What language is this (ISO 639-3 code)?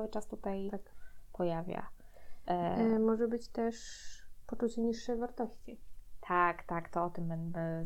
pol